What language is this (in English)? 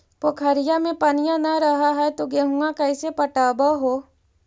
Magahi